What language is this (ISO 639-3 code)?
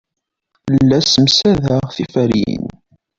kab